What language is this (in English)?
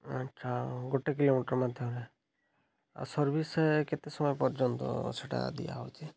Odia